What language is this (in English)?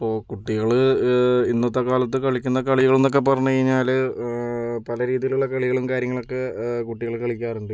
Malayalam